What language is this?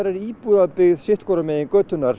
Icelandic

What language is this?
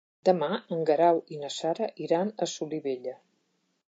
Catalan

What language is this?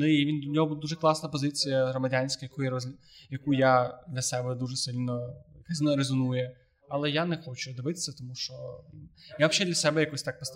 Ukrainian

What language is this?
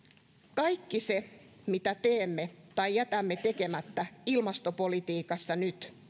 Finnish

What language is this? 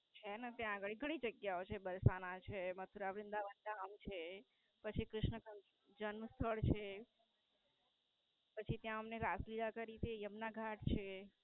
Gujarati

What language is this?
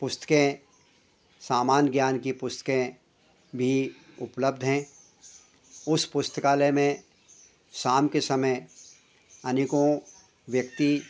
Hindi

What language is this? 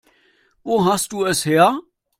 German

